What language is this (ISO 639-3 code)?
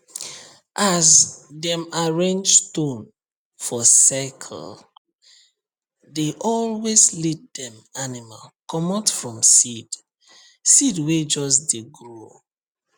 pcm